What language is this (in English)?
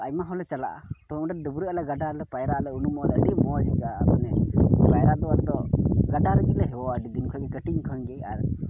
Santali